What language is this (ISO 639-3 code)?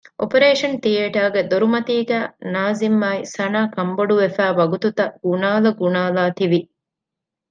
div